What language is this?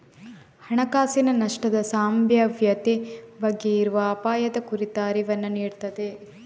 Kannada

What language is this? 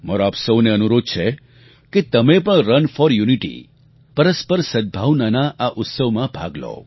Gujarati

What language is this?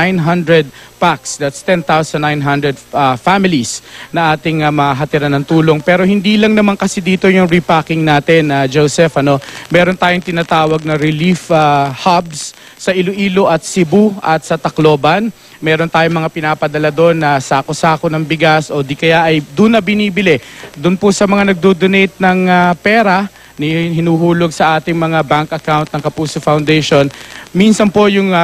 Filipino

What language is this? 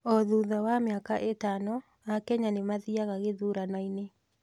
Kikuyu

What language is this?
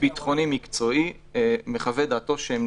Hebrew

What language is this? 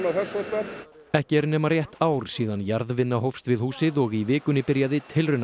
Icelandic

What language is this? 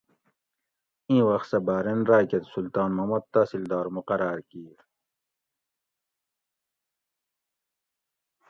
Gawri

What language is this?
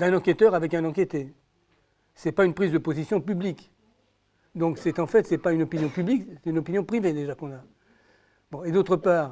French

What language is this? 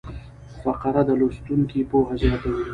Pashto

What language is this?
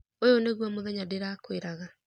Kikuyu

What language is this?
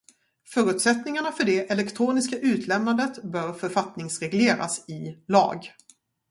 Swedish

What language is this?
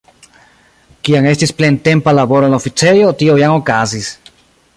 Esperanto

